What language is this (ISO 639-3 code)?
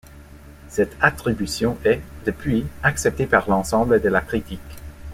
fra